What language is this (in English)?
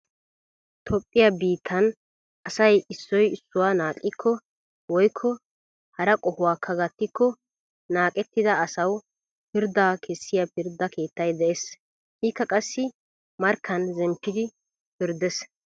Wolaytta